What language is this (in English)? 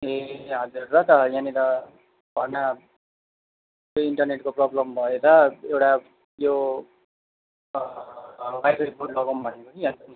Nepali